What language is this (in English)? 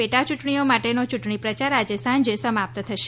Gujarati